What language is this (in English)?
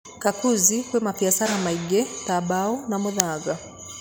Kikuyu